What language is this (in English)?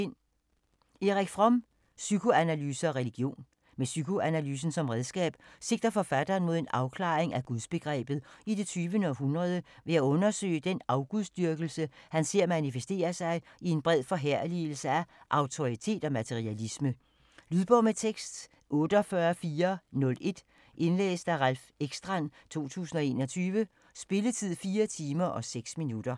Danish